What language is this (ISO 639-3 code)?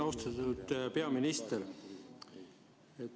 est